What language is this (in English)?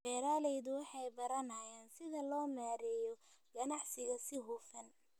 Somali